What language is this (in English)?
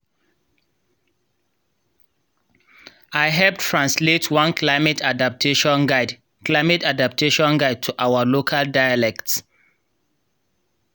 Nigerian Pidgin